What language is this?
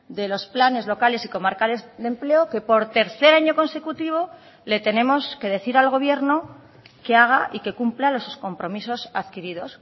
Spanish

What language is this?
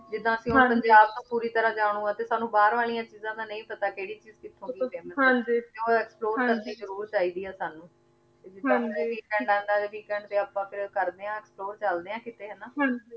Punjabi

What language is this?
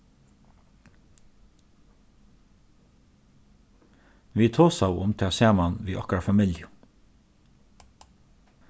Faroese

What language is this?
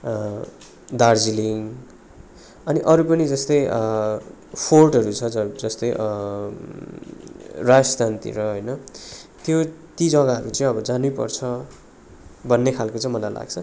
Nepali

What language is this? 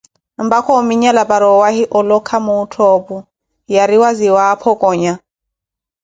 Koti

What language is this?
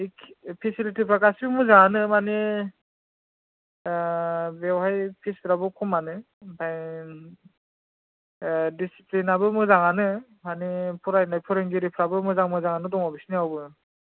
Bodo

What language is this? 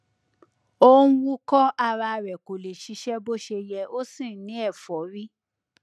Yoruba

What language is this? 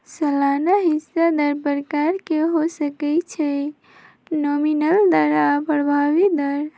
Magahi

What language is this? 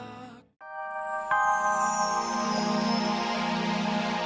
Indonesian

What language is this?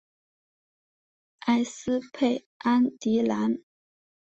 Chinese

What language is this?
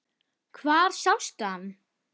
Icelandic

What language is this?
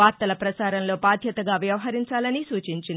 Telugu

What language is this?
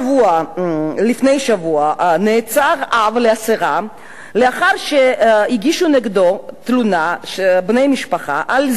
Hebrew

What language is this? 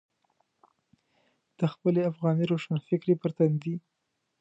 Pashto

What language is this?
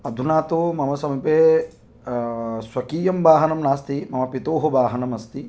Sanskrit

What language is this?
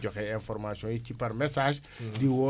Wolof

